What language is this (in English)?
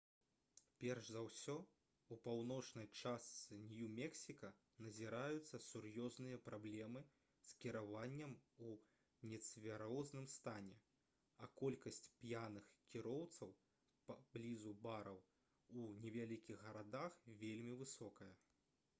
Belarusian